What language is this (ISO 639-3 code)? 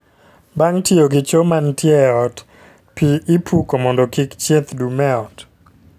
luo